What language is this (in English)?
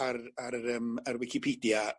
Welsh